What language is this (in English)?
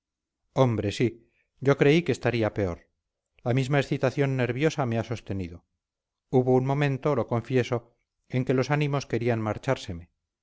Spanish